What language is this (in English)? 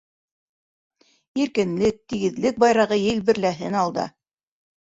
Bashkir